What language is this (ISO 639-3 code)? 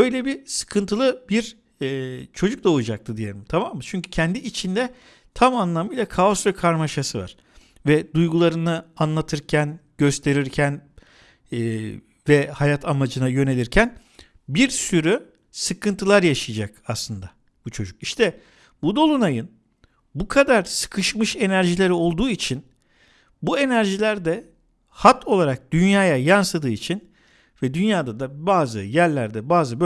tur